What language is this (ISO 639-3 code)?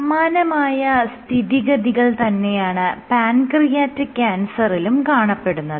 mal